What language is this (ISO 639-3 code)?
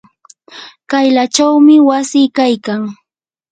qur